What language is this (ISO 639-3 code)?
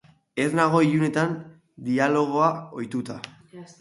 eus